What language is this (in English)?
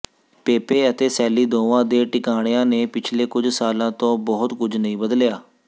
Punjabi